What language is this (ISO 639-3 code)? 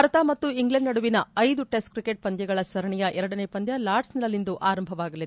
kan